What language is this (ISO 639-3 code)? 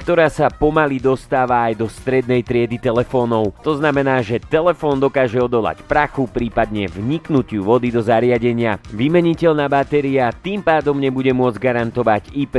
slk